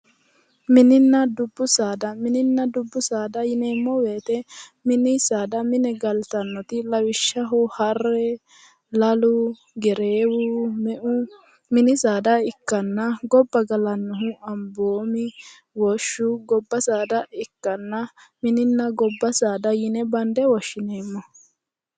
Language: Sidamo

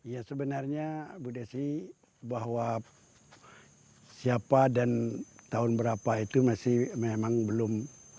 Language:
Indonesian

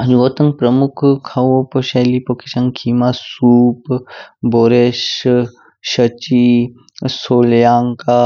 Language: Kinnauri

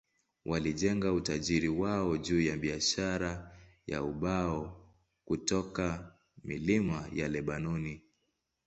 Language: Swahili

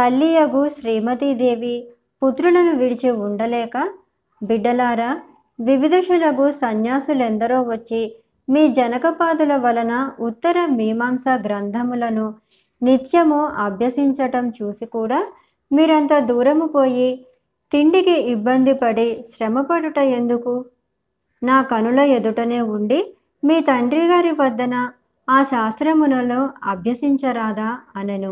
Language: Telugu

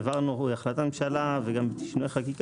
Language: Hebrew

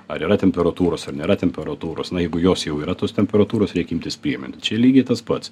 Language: Lithuanian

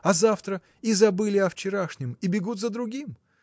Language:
Russian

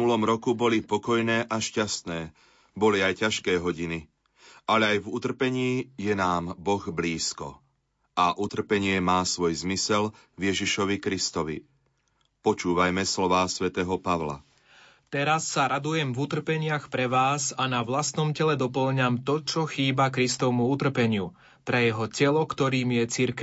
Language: Slovak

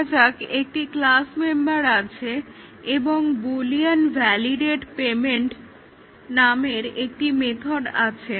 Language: Bangla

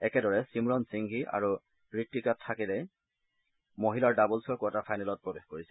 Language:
Assamese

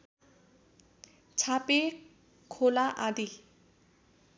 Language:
Nepali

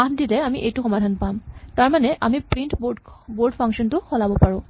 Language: Assamese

